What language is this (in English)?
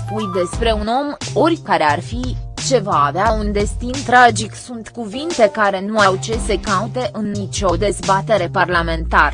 Romanian